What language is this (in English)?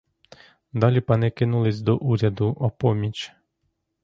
Ukrainian